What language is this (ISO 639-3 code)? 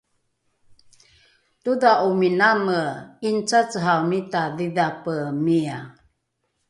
dru